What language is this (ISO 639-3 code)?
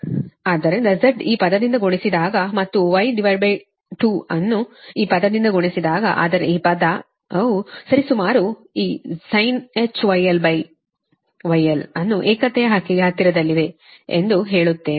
kan